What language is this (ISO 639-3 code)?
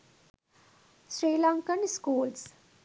sin